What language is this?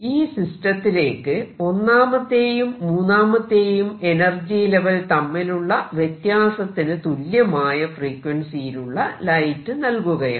Malayalam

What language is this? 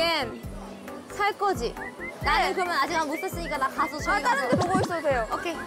Korean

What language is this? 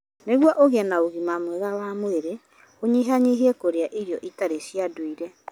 Kikuyu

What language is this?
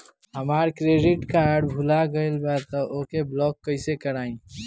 Bhojpuri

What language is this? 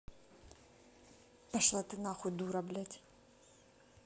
Russian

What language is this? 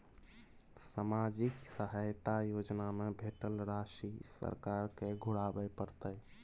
Maithili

